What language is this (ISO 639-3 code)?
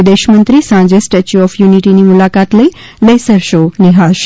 guj